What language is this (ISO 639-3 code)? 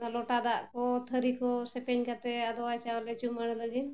sat